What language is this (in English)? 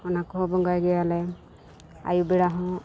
Santali